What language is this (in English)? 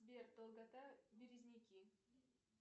Russian